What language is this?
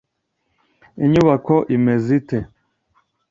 Kinyarwanda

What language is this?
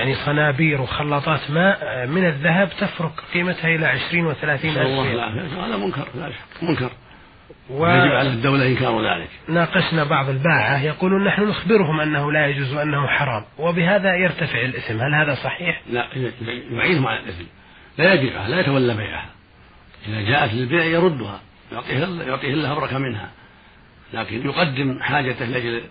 Arabic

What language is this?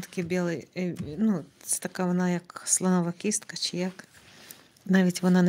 Ukrainian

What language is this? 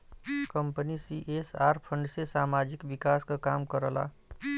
Bhojpuri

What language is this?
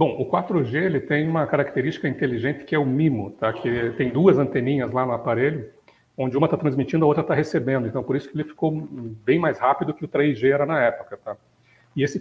Portuguese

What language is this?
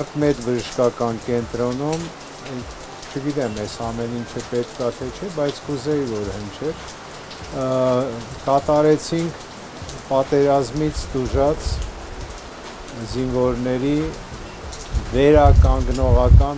Turkish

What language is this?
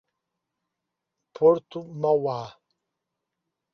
Portuguese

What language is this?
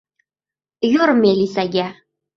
Uzbek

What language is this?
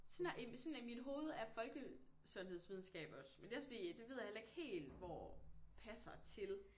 Danish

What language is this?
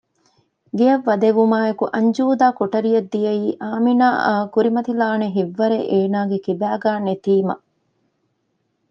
Divehi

